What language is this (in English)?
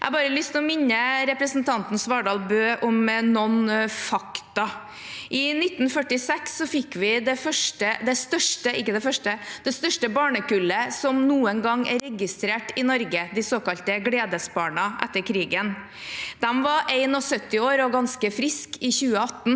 Norwegian